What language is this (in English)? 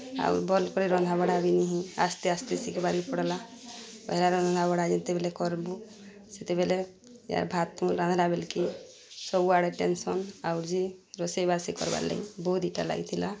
Odia